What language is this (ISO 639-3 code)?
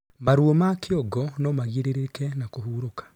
kik